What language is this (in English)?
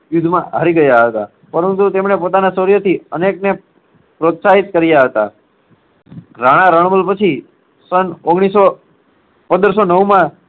Gujarati